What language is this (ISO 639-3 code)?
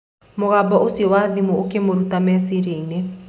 kik